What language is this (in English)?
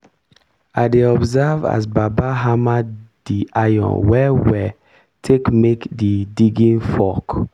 Nigerian Pidgin